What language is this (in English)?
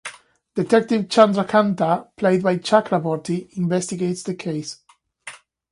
English